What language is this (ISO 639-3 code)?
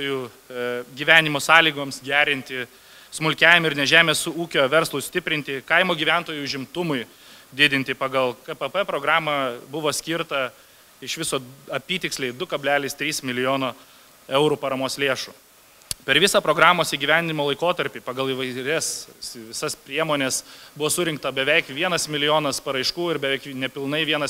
lit